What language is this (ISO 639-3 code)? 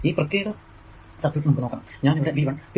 mal